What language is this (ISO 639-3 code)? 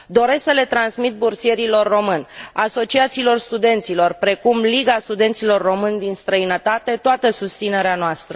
ron